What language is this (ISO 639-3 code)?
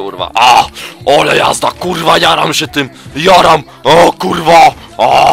pol